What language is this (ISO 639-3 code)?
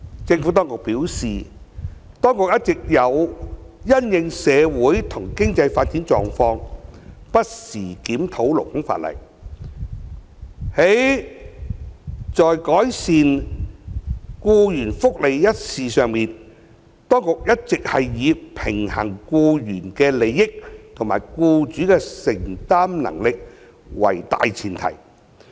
yue